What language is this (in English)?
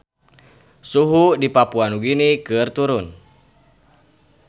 Sundanese